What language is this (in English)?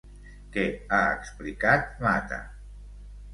Catalan